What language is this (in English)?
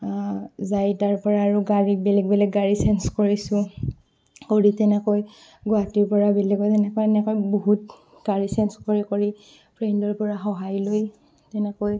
Assamese